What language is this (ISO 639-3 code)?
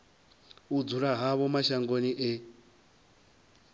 ven